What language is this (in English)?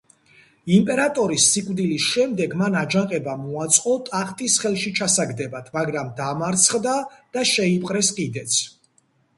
Georgian